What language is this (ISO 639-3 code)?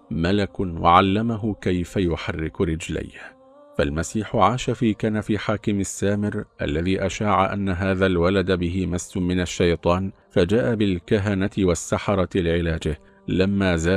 ara